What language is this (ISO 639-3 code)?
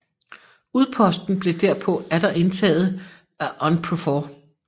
dan